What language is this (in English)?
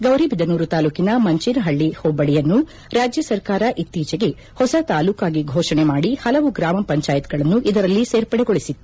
Kannada